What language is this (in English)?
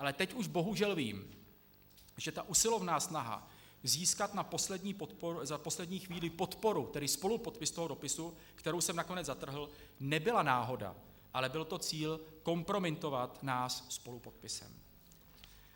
Czech